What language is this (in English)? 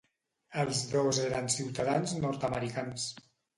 Catalan